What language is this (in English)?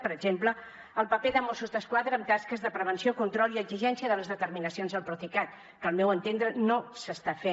Catalan